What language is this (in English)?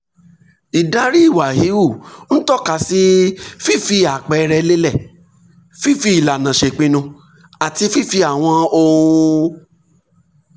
Yoruba